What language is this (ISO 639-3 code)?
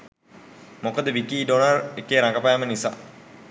sin